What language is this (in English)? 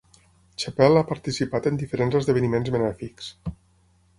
Catalan